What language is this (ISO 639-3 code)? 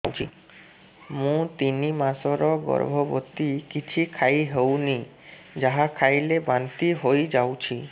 ori